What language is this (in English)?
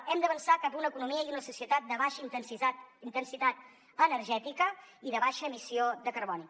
Catalan